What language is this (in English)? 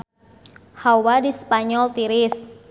Sundanese